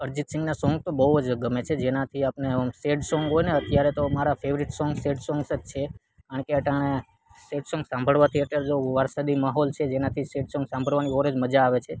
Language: Gujarati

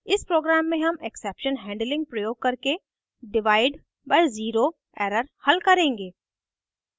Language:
Hindi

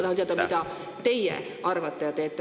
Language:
Estonian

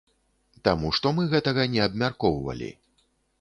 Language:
Belarusian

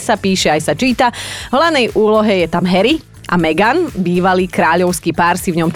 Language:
Slovak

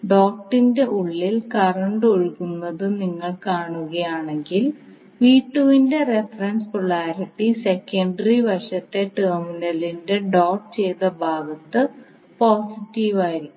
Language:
Malayalam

